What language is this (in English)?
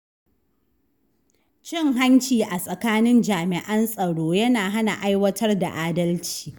Hausa